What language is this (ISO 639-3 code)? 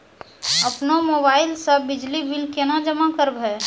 mai